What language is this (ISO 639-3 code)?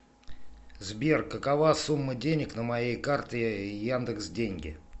rus